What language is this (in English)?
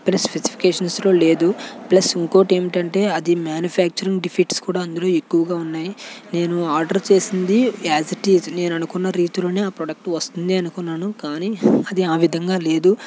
Telugu